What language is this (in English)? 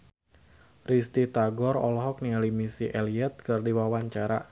Sundanese